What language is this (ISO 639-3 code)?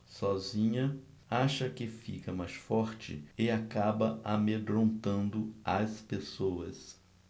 por